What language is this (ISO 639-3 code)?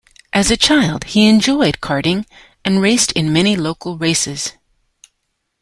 eng